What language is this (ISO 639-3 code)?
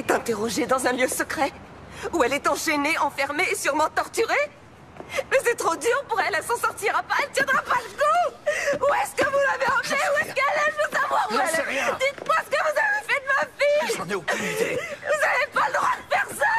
fra